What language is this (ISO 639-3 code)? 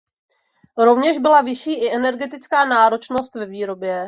ces